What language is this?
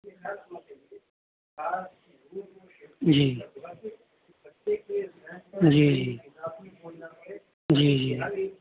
Urdu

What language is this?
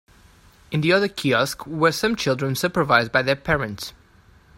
English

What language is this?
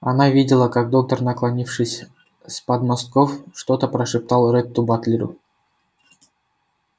Russian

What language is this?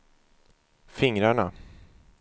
Swedish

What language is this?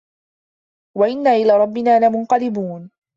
Arabic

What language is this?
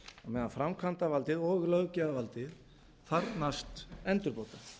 Icelandic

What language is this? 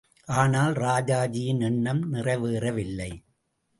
Tamil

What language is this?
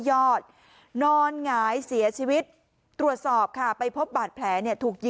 Thai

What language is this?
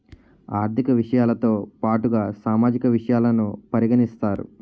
Telugu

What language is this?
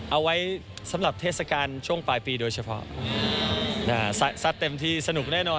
Thai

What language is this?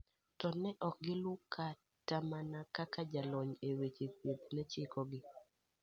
Luo (Kenya and Tanzania)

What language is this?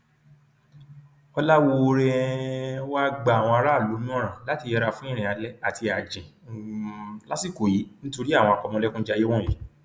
Yoruba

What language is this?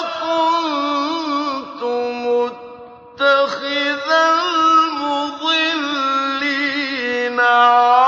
Arabic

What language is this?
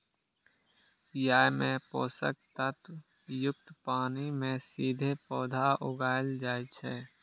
Maithili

